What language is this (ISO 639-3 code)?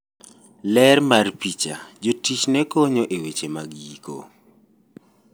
luo